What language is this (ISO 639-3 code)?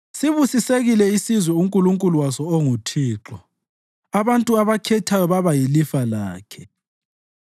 nde